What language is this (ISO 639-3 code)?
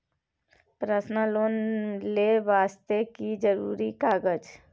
mai